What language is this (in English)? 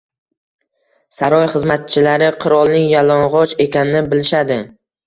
Uzbek